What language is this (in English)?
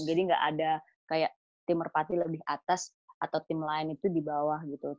Indonesian